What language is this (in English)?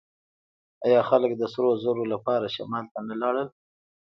Pashto